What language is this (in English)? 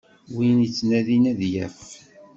Kabyle